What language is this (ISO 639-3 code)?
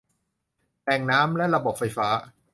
tha